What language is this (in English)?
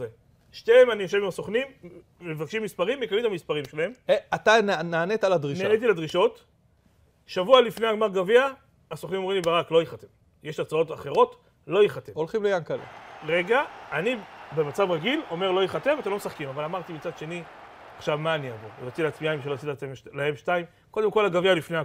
Hebrew